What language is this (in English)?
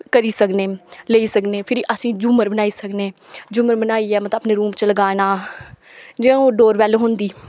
Dogri